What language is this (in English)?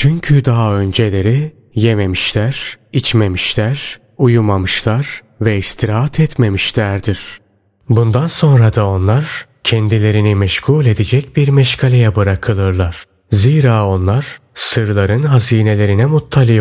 Turkish